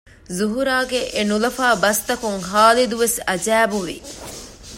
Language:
Divehi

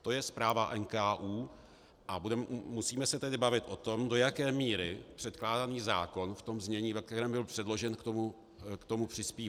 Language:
Czech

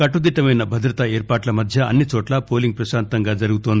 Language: Telugu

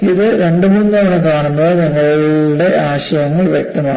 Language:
Malayalam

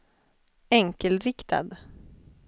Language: Swedish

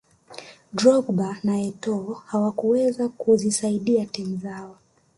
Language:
Swahili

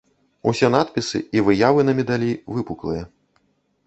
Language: Belarusian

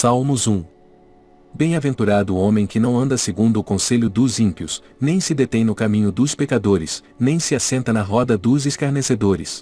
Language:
Portuguese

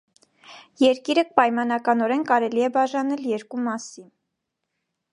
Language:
Armenian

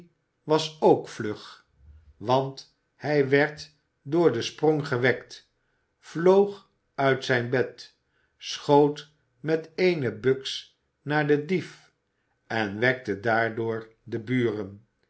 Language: Dutch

